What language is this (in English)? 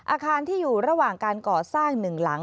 Thai